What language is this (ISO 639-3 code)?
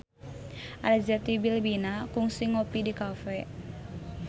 sun